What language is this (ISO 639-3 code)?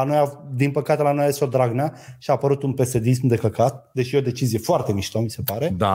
ron